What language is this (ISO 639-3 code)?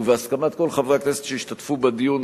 heb